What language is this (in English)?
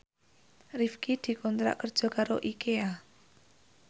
Javanese